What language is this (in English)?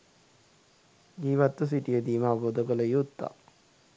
Sinhala